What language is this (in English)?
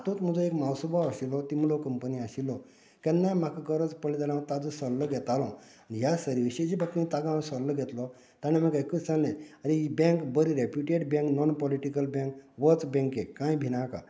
Konkani